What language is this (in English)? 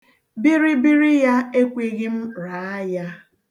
Igbo